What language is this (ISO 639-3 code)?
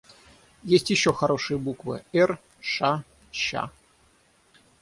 rus